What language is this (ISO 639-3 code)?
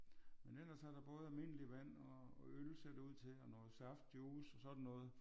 dan